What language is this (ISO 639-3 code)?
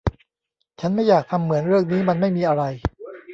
tha